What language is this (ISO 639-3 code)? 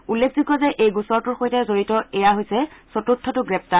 asm